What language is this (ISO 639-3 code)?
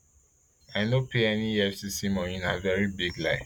pcm